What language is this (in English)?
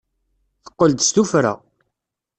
Kabyle